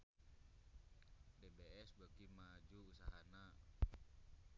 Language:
Sundanese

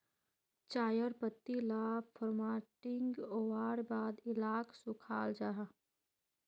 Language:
Magahi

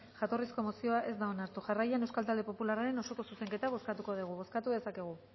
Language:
Basque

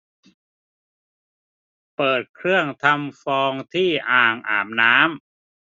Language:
Thai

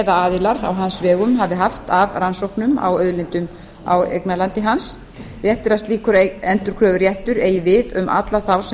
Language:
Icelandic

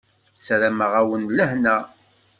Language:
Kabyle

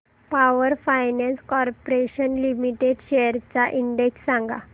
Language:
Marathi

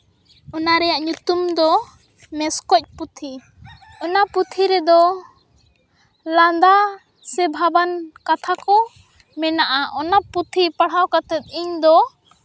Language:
Santali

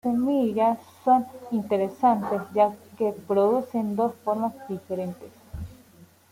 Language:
Spanish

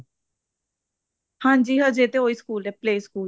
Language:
Punjabi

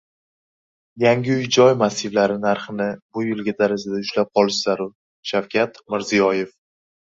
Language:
Uzbek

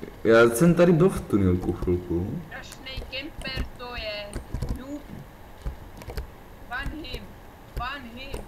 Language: Czech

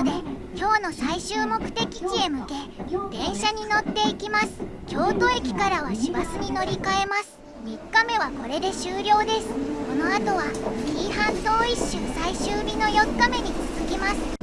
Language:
Japanese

